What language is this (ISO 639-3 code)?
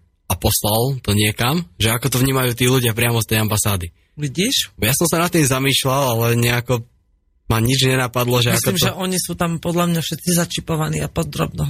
slk